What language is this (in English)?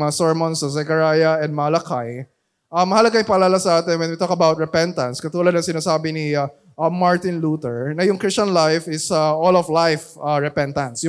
Filipino